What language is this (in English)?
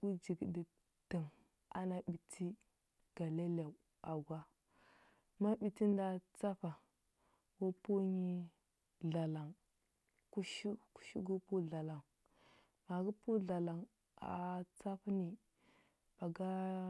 Huba